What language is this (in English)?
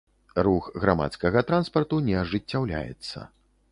Belarusian